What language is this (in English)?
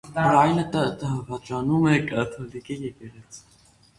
Armenian